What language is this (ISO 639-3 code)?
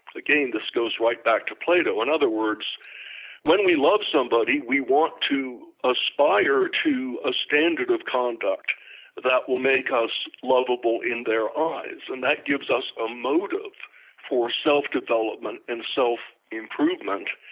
eng